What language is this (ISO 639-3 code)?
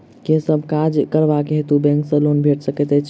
mai